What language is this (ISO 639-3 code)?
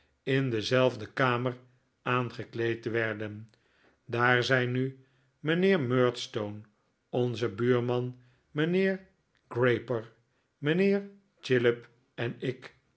nld